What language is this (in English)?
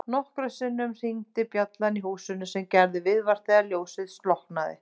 Icelandic